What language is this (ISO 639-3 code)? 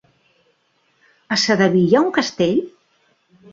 cat